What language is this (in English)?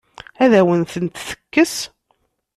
Kabyle